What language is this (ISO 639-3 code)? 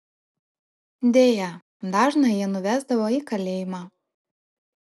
lit